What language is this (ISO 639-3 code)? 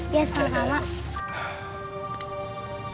ind